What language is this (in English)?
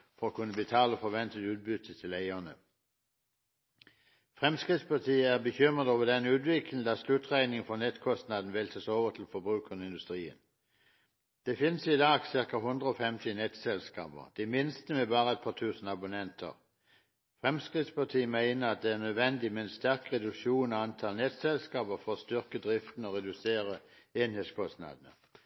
Norwegian Bokmål